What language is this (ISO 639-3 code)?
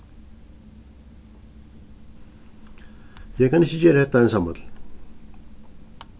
fao